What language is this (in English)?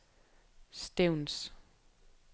Danish